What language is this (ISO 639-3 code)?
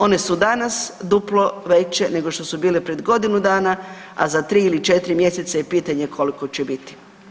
hrv